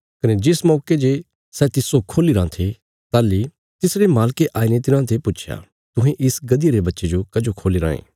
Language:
Bilaspuri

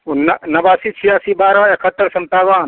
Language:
Maithili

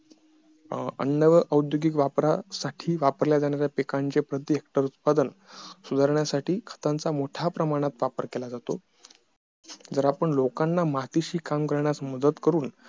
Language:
Marathi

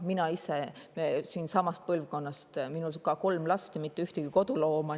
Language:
Estonian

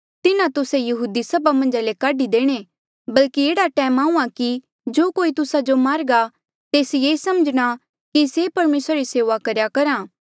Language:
Mandeali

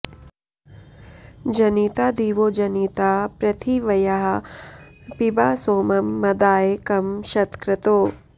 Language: Sanskrit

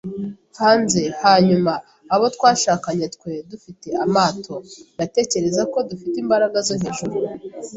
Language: Kinyarwanda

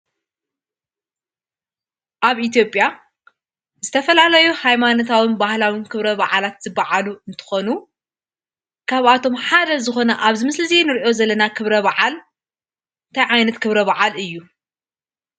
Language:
Tigrinya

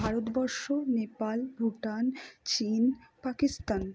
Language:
Bangla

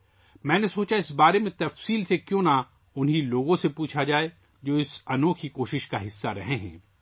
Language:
Urdu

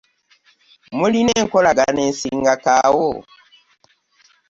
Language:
Ganda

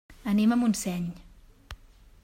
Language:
Catalan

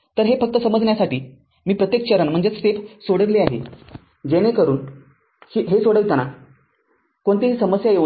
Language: Marathi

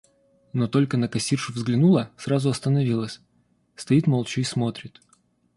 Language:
Russian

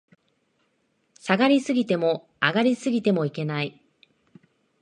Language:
Japanese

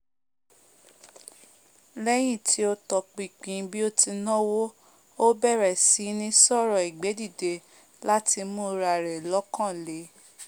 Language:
Yoruba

